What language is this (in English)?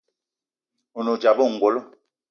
Eton (Cameroon)